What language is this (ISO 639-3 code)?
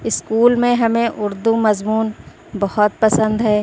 urd